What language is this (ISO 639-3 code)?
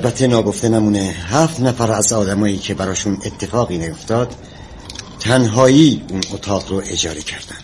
fas